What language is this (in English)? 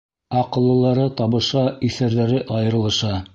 Bashkir